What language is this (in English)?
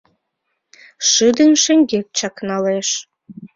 Mari